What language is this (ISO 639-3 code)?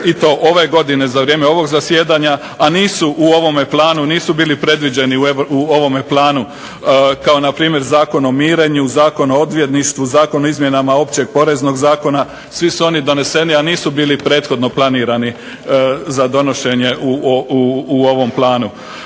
hrv